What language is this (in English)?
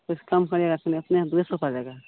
Maithili